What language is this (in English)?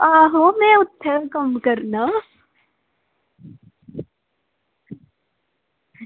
Dogri